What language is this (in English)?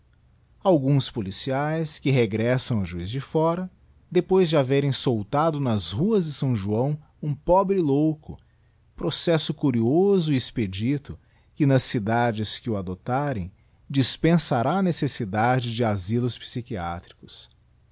Portuguese